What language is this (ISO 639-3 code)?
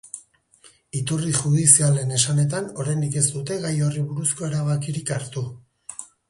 eus